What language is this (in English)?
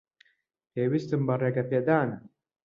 Central Kurdish